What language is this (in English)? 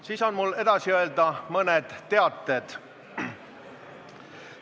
Estonian